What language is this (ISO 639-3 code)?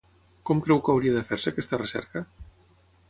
cat